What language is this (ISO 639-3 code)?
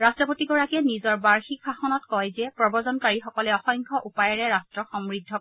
asm